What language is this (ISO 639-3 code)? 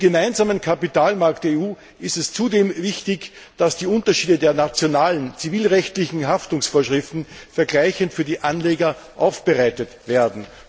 deu